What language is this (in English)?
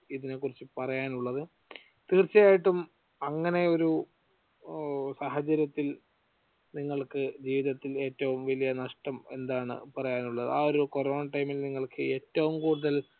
Malayalam